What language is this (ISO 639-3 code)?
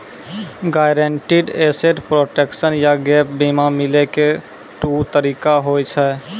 mai